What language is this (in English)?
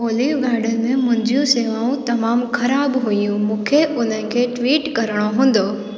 Sindhi